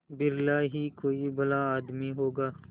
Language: Hindi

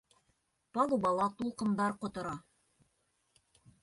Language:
Bashkir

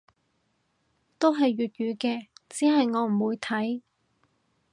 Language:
Cantonese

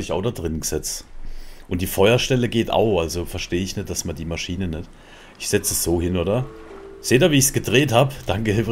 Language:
German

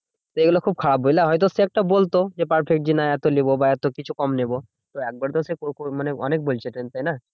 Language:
Bangla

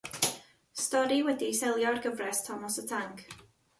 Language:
Welsh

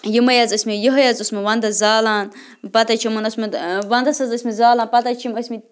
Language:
Kashmiri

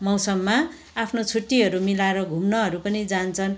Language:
Nepali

